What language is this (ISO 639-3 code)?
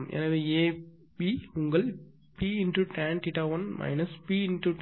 tam